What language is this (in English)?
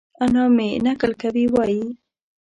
Pashto